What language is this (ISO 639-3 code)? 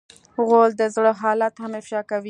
pus